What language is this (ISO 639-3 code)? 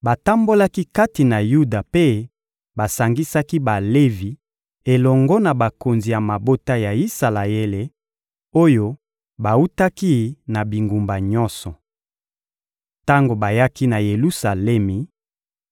lin